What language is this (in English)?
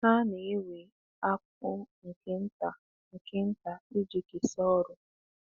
Igbo